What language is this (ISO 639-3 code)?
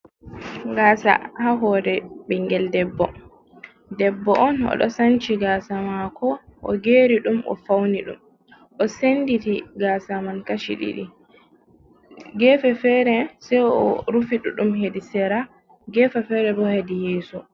ful